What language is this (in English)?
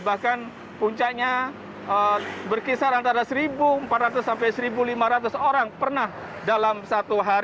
Indonesian